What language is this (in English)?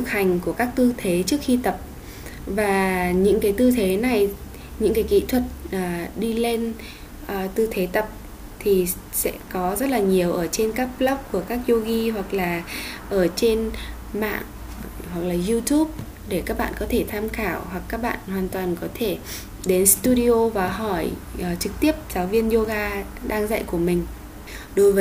Vietnamese